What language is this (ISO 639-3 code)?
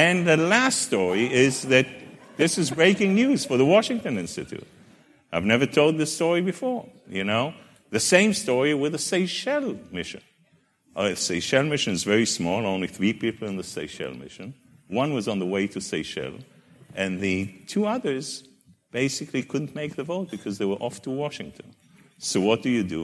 eng